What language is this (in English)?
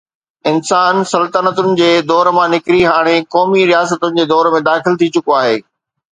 Sindhi